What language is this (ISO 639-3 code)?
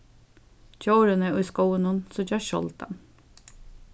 fao